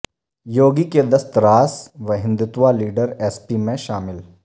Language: Urdu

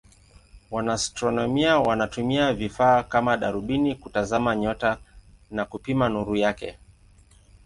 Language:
Swahili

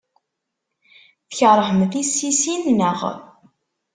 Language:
Kabyle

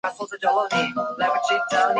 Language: Chinese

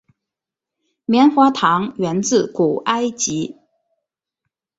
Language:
Chinese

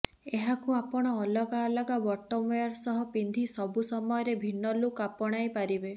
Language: Odia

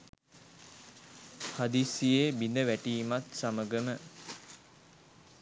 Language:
Sinhala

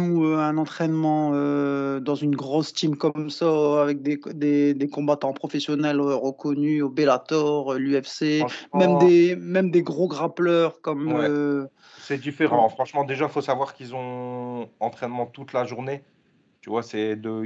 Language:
French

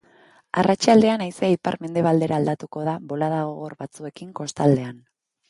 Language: Basque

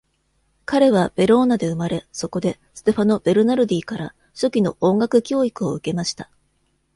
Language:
Japanese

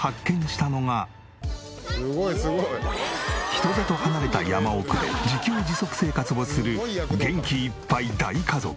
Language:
Japanese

